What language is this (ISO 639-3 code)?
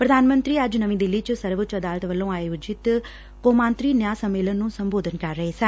pan